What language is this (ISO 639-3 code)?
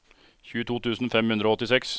nor